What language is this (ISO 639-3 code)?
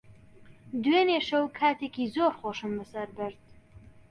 ckb